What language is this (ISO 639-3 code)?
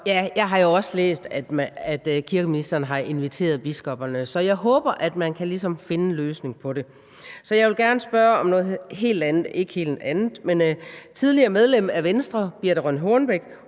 dan